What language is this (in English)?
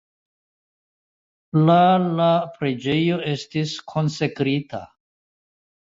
Esperanto